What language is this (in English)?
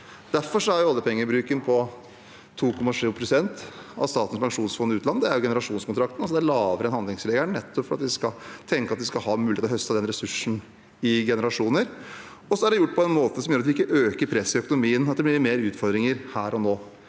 Norwegian